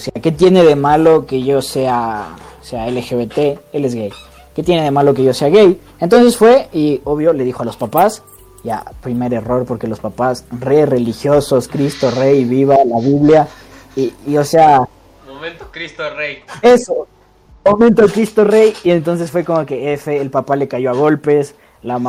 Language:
Spanish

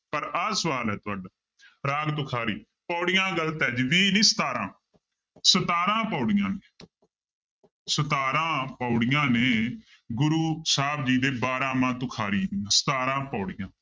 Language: Punjabi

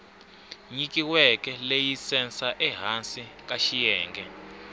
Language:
Tsonga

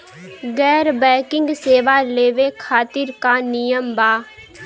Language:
Bhojpuri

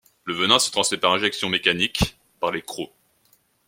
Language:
French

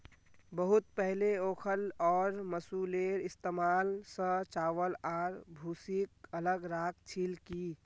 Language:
Magahi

